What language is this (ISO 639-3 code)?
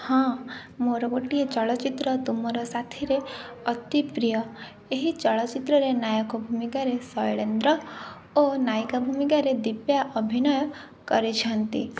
ori